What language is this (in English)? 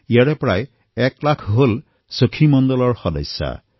Assamese